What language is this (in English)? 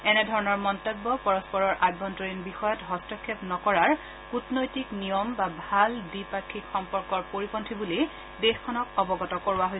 Assamese